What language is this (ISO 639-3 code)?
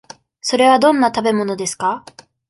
jpn